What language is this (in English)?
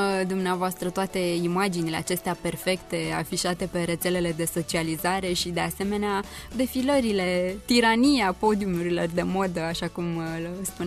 Romanian